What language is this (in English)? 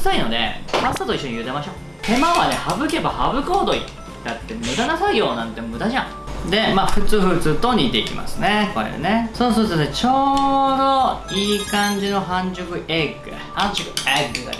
Japanese